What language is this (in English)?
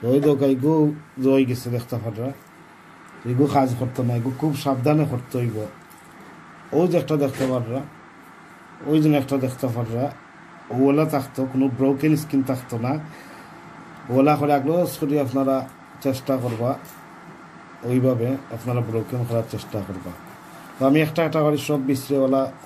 Dutch